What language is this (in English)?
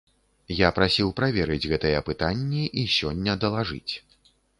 Belarusian